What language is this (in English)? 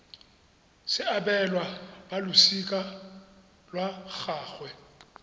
Tswana